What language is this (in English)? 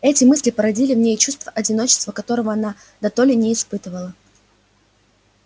Russian